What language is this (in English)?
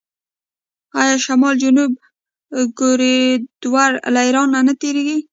Pashto